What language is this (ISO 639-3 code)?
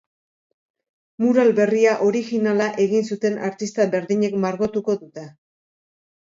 eus